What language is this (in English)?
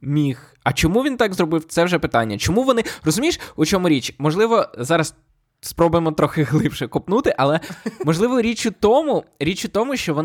Ukrainian